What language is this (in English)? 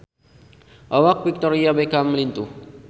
Sundanese